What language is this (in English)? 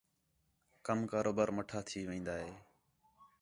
Khetrani